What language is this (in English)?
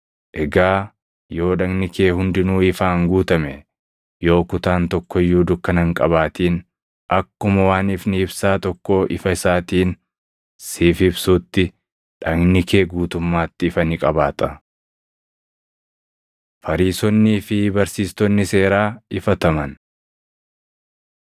Oromo